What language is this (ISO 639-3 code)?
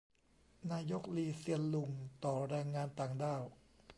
tha